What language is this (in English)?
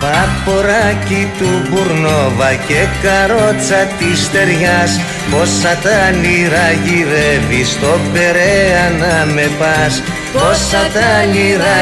Greek